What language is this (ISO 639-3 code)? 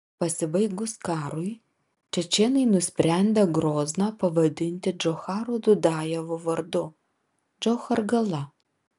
lit